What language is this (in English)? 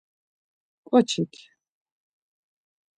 Laz